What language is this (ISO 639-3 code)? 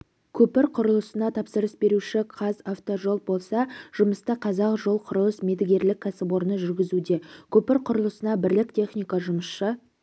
kaz